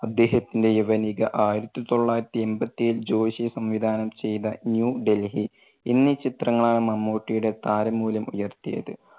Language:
Malayalam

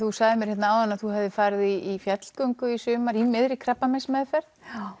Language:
Icelandic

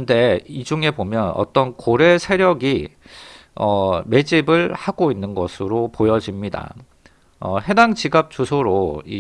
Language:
Korean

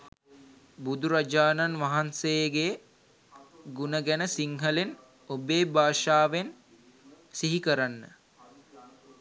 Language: Sinhala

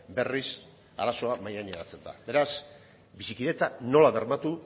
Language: Basque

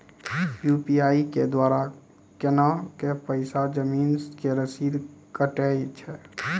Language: Maithili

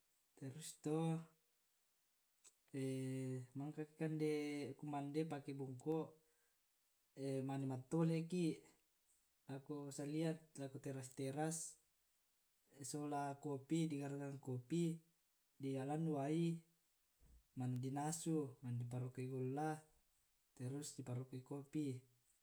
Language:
Tae'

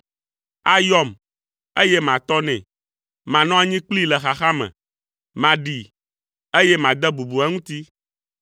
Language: Ewe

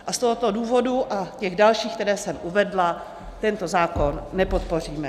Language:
Czech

